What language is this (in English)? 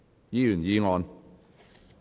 Cantonese